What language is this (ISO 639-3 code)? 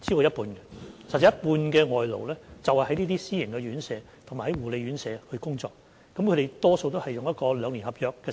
yue